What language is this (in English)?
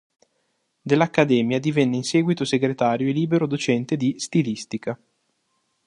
Italian